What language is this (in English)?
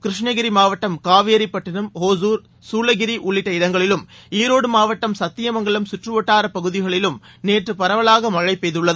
Tamil